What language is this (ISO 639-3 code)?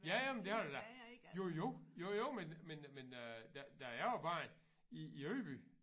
dan